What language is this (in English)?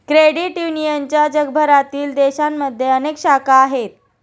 Marathi